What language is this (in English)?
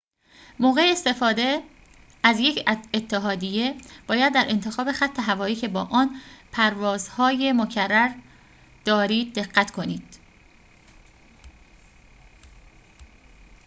Persian